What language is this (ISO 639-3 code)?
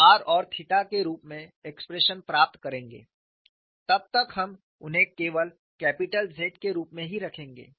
hin